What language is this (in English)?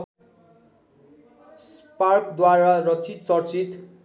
Nepali